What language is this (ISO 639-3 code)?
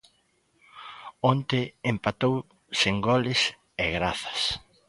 glg